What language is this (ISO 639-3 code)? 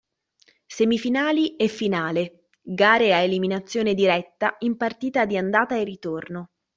ita